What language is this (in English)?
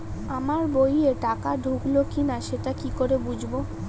Bangla